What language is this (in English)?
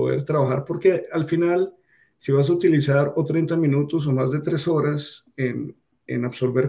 Spanish